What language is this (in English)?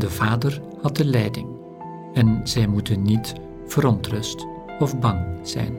Dutch